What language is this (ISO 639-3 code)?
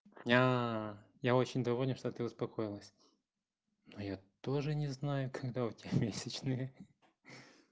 rus